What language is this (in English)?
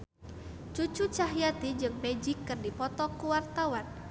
Sundanese